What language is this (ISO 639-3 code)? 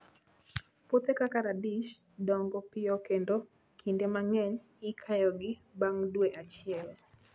luo